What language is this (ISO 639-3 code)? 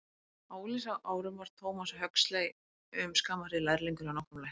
isl